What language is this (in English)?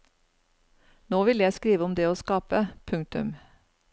Norwegian